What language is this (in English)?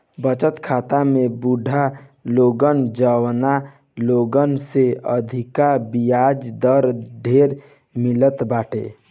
Bhojpuri